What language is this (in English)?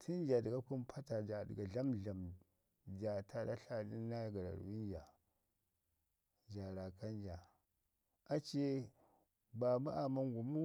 Ngizim